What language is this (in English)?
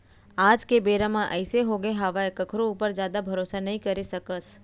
Chhattisgarhi